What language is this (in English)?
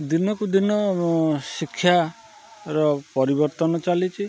Odia